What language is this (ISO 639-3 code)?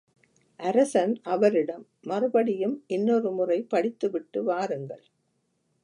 tam